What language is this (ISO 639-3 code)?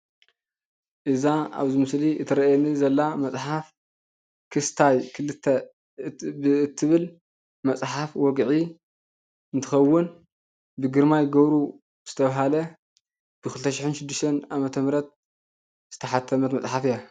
tir